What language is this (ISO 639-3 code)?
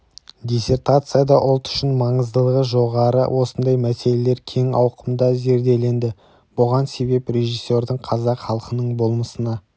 kaz